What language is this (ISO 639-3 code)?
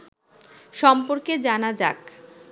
ben